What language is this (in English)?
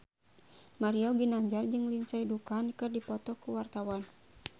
Sundanese